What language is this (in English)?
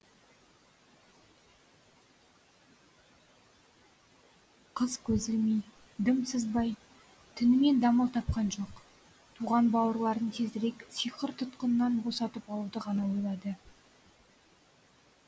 Kazakh